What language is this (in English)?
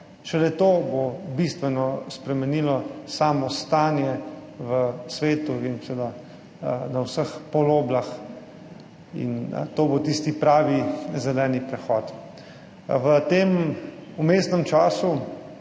Slovenian